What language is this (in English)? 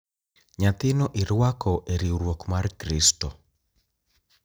Luo (Kenya and Tanzania)